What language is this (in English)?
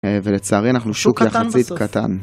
Hebrew